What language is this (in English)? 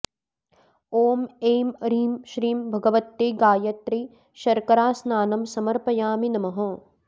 Sanskrit